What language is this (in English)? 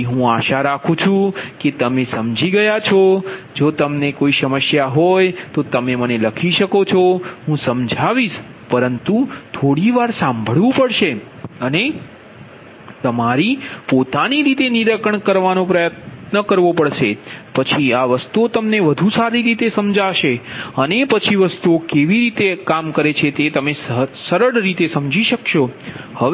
Gujarati